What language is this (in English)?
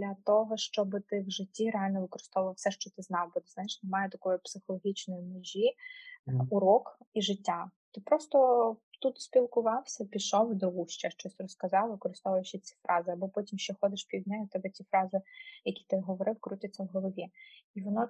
Ukrainian